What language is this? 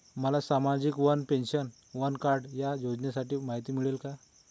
Marathi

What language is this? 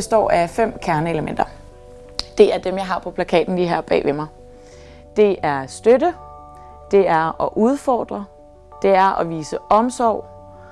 Danish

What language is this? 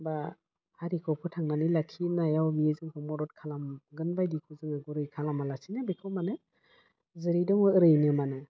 Bodo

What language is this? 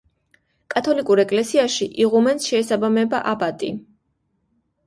Georgian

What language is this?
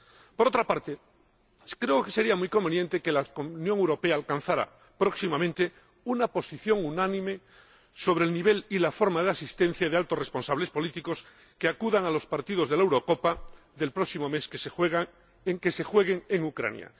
Spanish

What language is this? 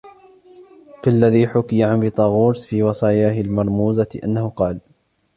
Arabic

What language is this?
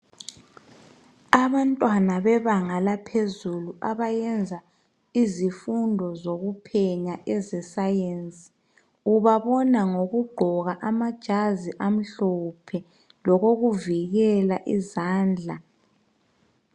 North Ndebele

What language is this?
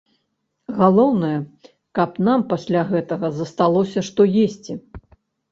Belarusian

